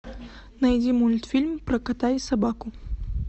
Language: Russian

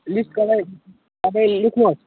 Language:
Nepali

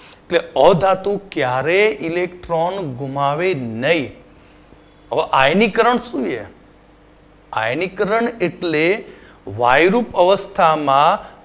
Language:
Gujarati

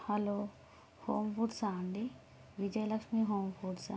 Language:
Telugu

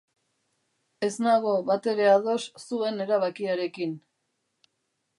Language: Basque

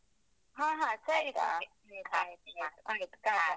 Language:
Kannada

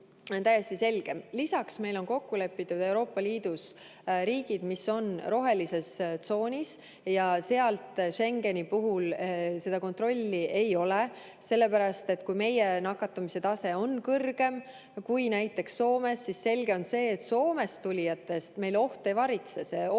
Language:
Estonian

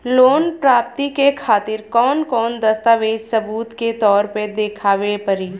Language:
Bhojpuri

